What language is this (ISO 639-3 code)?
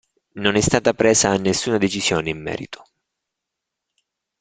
ita